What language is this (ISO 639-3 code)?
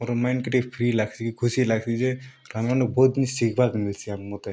ori